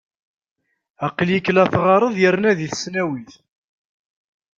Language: Kabyle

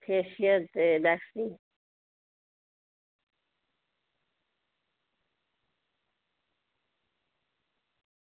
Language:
Dogri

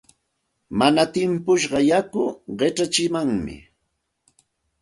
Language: Santa Ana de Tusi Pasco Quechua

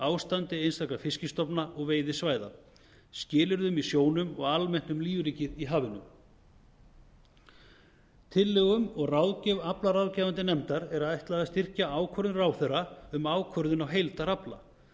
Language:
Icelandic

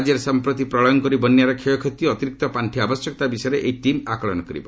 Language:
Odia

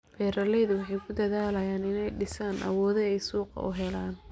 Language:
Somali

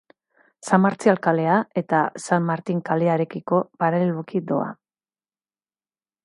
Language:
Basque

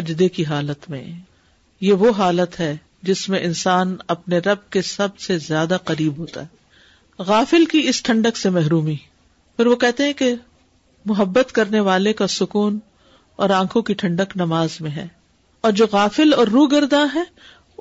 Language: Urdu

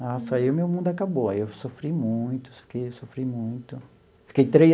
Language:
Portuguese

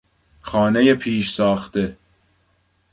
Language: Persian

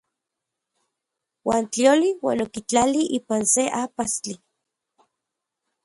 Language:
Central Puebla Nahuatl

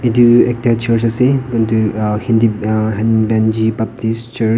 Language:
Naga Pidgin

